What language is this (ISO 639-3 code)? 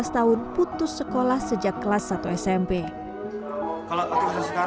ind